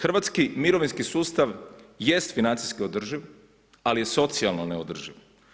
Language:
Croatian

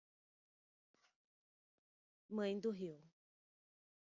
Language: Portuguese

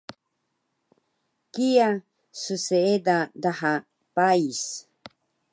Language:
Taroko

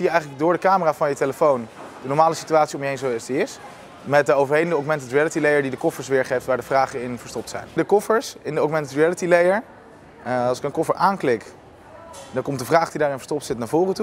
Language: Dutch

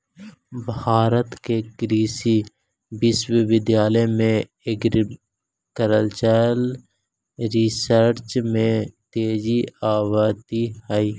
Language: Magahi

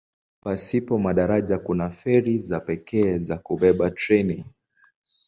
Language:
Swahili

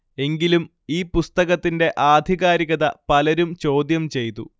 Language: Malayalam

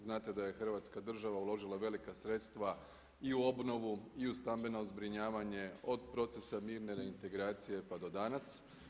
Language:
Croatian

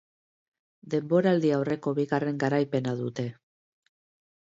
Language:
Basque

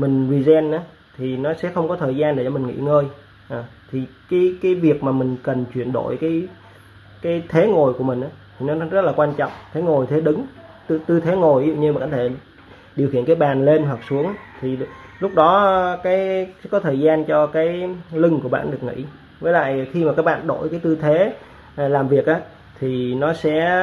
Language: Vietnamese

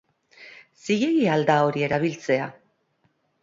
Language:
Basque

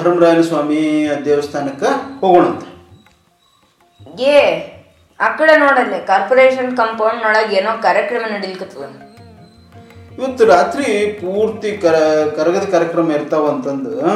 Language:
Kannada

